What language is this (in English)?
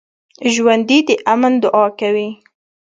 Pashto